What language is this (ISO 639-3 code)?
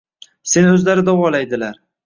uzb